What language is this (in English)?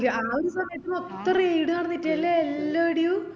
Malayalam